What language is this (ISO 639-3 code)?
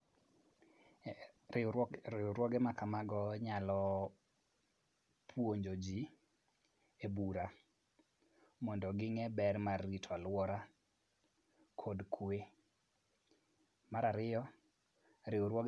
luo